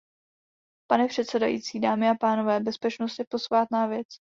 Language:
Czech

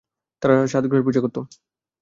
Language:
Bangla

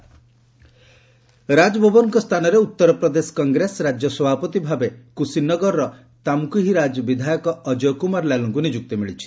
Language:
Odia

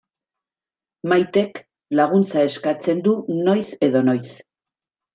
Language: Basque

